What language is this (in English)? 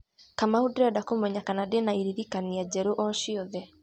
Kikuyu